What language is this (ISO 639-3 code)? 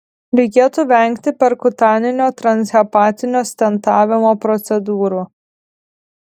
lit